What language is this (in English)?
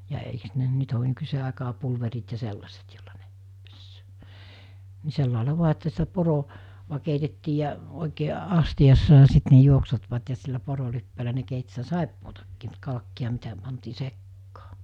Finnish